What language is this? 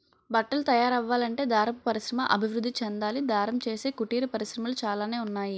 Telugu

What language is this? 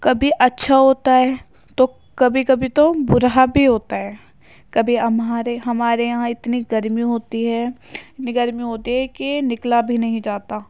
Urdu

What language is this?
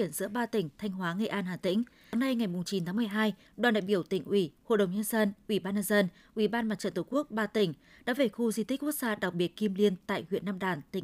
Vietnamese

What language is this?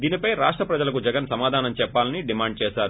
Telugu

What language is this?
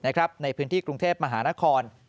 Thai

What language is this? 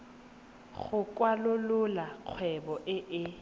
Tswana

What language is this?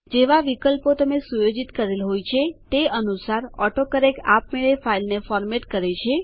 Gujarati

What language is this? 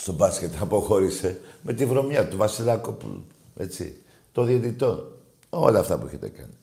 Greek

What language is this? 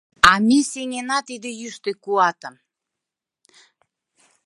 Mari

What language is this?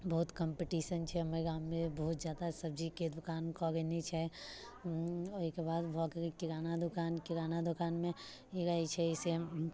Maithili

